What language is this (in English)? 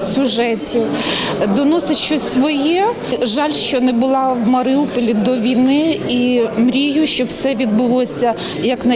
Ukrainian